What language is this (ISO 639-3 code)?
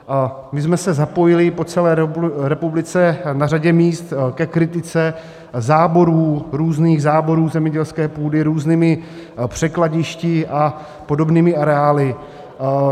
ces